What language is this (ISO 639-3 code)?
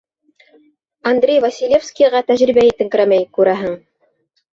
bak